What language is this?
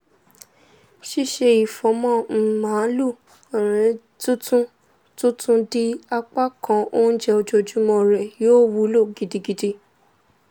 Yoruba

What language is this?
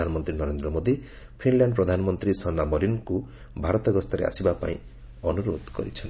Odia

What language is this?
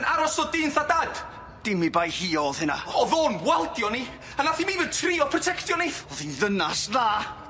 Welsh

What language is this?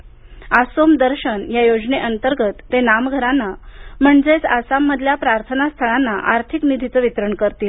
Marathi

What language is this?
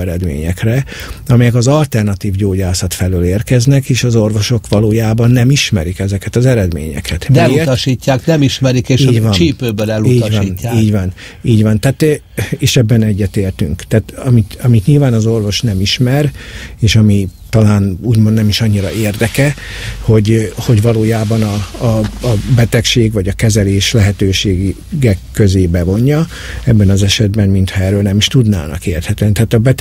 Hungarian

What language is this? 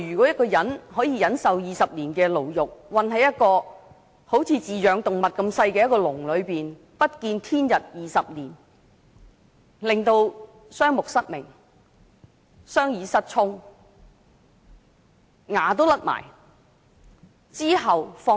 Cantonese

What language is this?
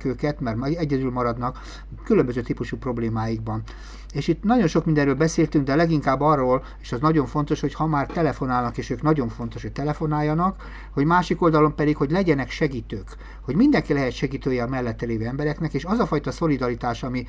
Hungarian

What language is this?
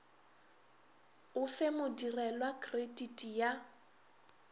Northern Sotho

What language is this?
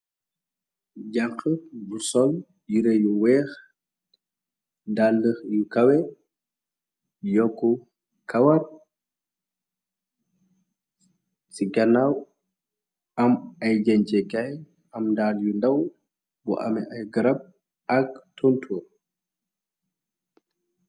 Wolof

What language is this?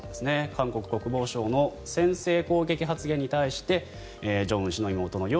Japanese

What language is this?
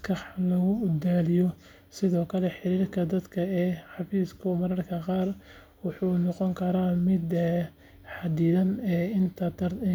Somali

